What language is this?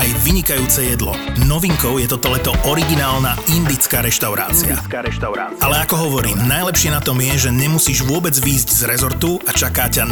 Slovak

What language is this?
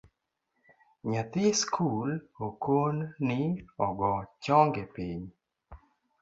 Luo (Kenya and Tanzania)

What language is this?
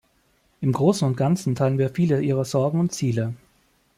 German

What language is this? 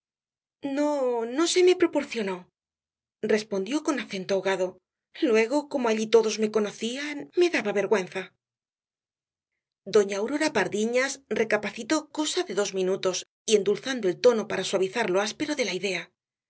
Spanish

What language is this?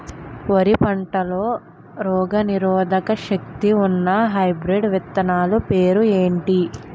Telugu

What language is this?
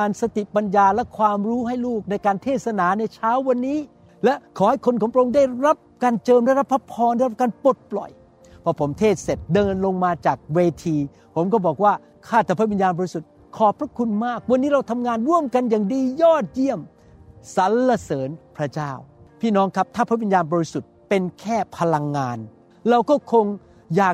Thai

